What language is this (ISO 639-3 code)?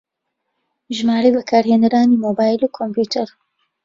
ckb